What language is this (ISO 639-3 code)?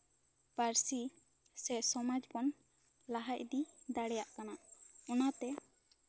sat